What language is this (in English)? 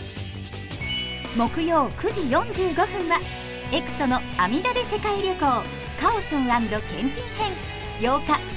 Japanese